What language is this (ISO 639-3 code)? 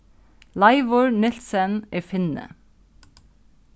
fao